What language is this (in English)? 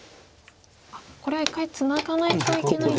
Japanese